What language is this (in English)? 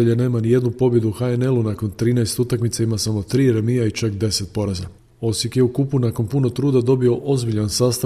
Croatian